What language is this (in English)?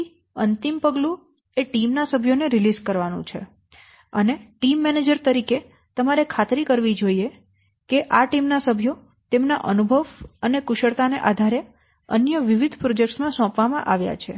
Gujarati